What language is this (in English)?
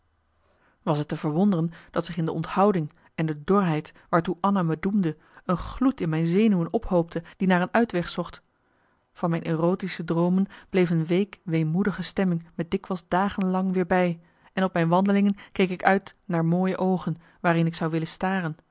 Dutch